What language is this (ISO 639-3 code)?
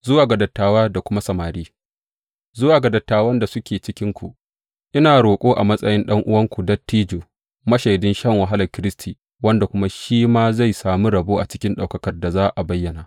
hau